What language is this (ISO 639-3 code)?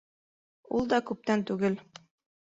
bak